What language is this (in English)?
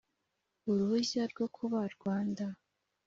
Kinyarwanda